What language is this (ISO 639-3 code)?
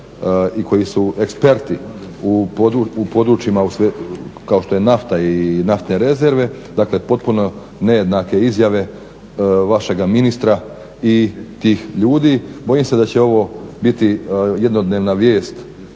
hrv